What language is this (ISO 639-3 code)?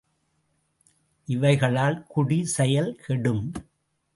tam